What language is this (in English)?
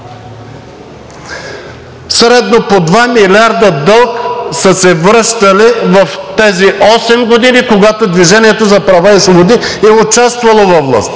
Bulgarian